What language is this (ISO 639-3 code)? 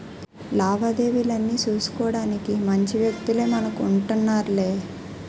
tel